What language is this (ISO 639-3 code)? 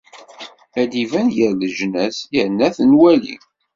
kab